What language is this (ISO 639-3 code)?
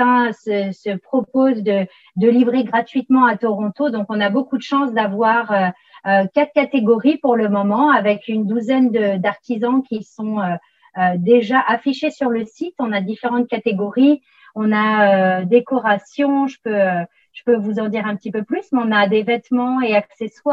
fra